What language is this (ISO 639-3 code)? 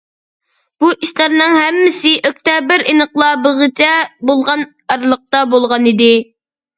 uig